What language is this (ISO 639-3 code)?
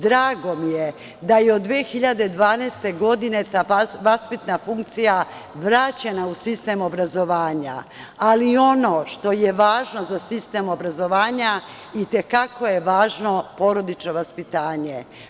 srp